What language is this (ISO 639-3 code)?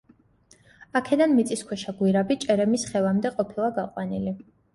kat